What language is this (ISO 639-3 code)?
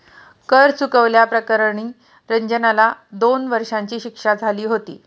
mar